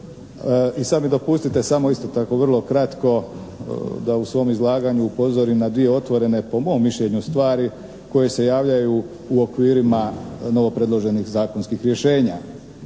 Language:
Croatian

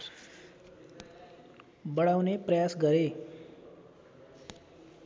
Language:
Nepali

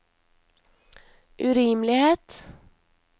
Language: Norwegian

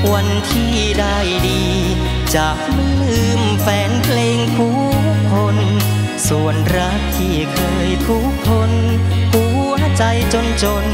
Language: Thai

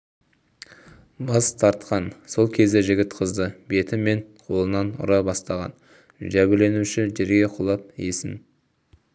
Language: Kazakh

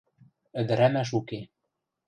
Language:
Western Mari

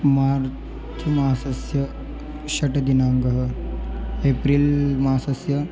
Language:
Sanskrit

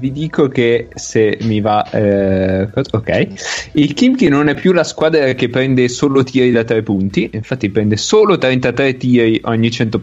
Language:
Italian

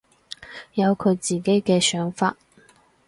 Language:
Cantonese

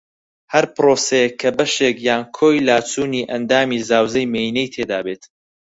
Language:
Central Kurdish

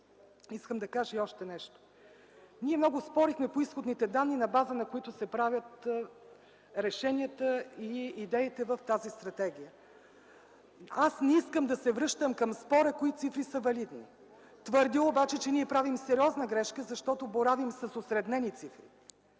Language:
Bulgarian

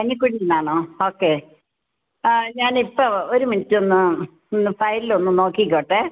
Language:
Malayalam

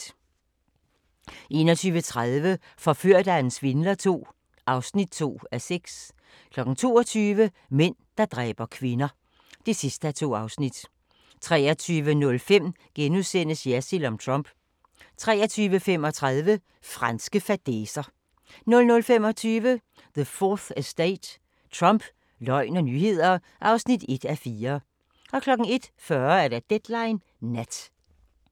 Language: Danish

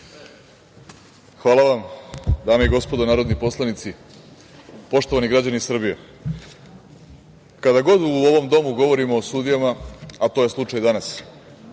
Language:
Serbian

